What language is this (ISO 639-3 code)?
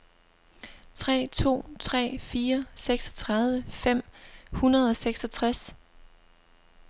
dan